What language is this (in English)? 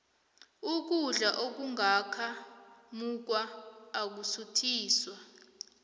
South Ndebele